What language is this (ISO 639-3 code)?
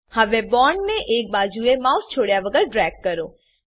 guj